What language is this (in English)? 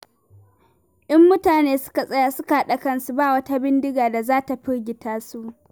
Hausa